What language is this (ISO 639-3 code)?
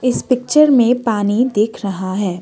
hin